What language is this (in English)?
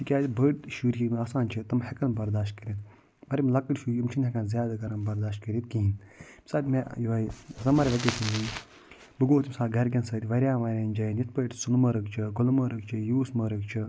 Kashmiri